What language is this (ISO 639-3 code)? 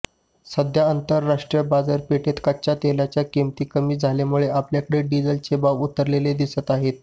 mar